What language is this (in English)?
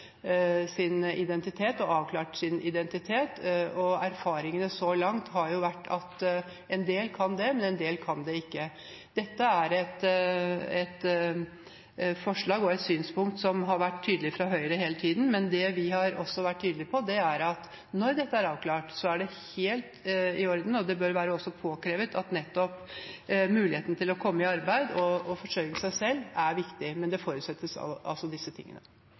Norwegian Bokmål